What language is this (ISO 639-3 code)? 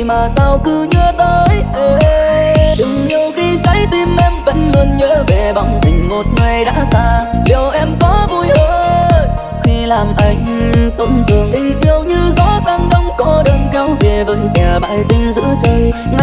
vie